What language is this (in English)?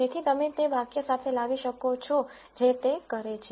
Gujarati